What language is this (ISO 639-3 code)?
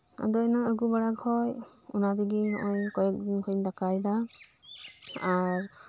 sat